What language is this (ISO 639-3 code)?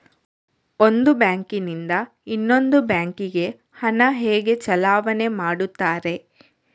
kan